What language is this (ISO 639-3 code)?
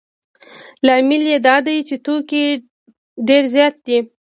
pus